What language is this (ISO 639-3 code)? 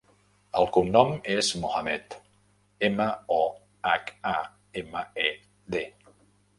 cat